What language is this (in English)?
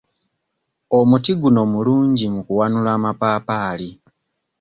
Ganda